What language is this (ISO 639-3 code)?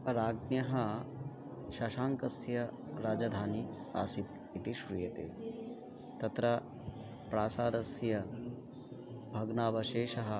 san